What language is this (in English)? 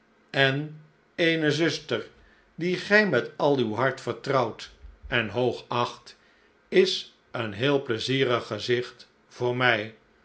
Dutch